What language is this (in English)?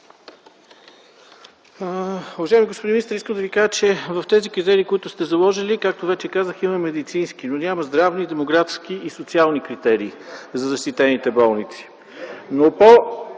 Bulgarian